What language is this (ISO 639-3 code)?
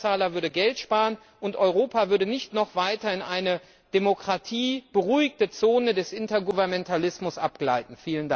deu